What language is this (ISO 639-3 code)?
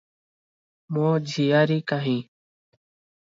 ori